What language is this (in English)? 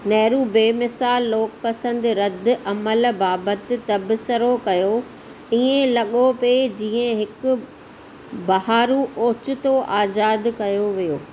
Sindhi